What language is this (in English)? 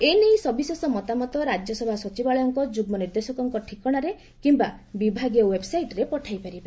Odia